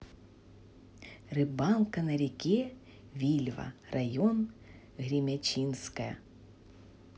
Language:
Russian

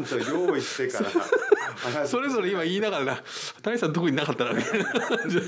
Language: Japanese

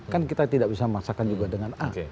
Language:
Indonesian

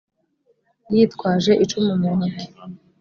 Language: Kinyarwanda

